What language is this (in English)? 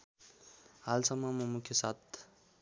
Nepali